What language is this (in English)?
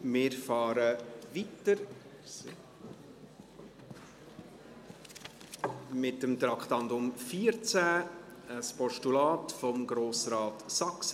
Swiss German